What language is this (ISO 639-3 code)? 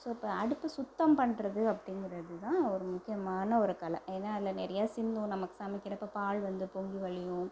tam